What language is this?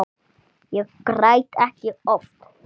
Icelandic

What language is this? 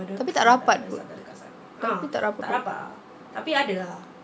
English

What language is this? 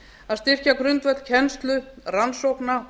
Icelandic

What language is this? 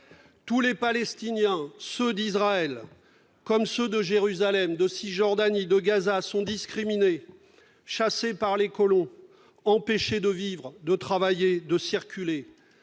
French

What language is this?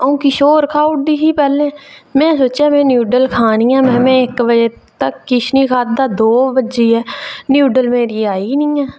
Dogri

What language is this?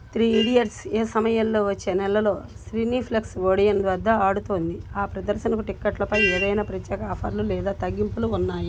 Telugu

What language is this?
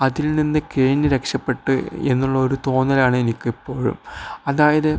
Malayalam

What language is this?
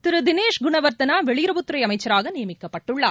Tamil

